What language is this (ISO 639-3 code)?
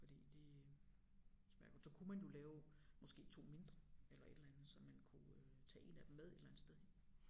dan